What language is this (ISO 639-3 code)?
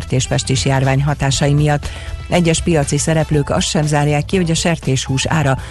hun